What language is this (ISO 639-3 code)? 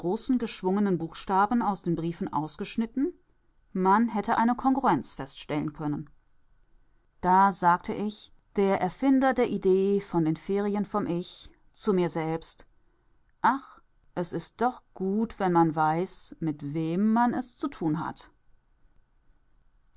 deu